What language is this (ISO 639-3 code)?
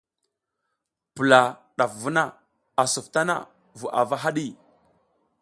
giz